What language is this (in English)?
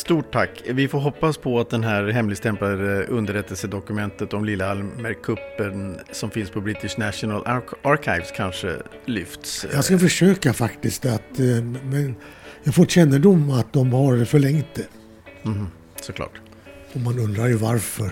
Swedish